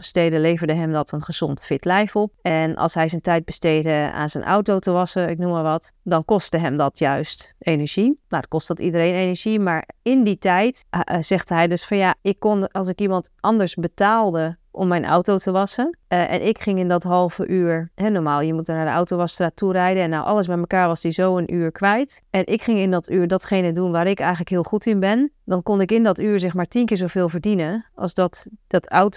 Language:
Dutch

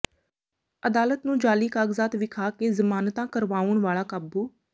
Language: Punjabi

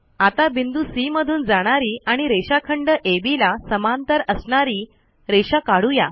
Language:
Marathi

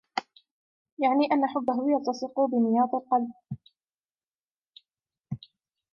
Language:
Arabic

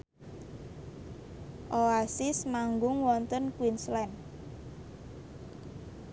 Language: Javanese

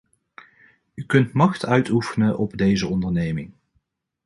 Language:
Dutch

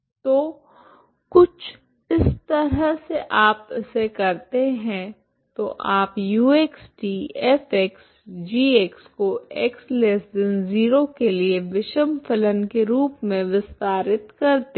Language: Hindi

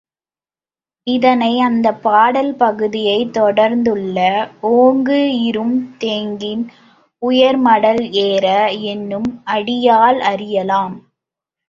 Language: Tamil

